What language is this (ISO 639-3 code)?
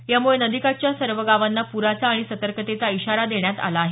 mar